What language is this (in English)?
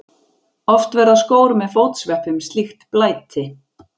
Icelandic